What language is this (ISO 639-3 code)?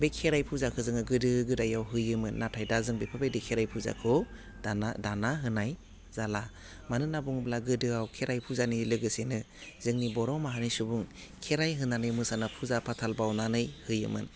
brx